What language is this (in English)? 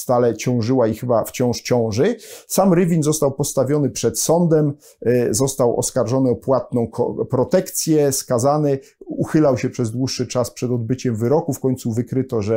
Polish